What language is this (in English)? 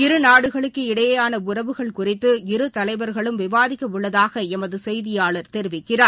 Tamil